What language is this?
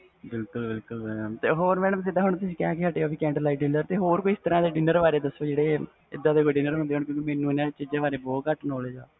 Punjabi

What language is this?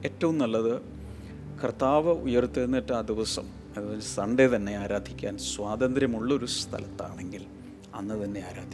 Malayalam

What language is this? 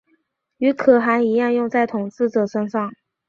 Chinese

